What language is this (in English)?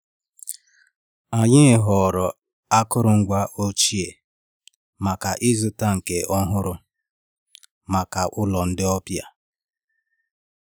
Igbo